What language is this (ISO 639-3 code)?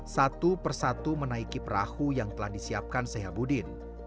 ind